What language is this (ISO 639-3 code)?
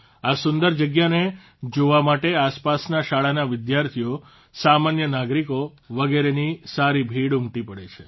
guj